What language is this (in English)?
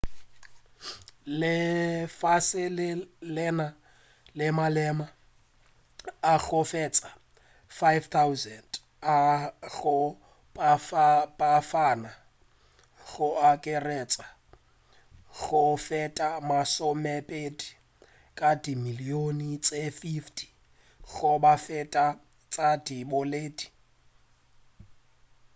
Northern Sotho